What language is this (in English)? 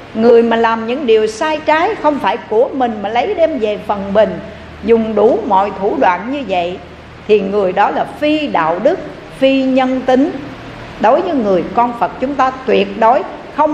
Vietnamese